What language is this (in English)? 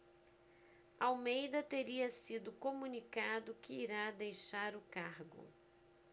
Portuguese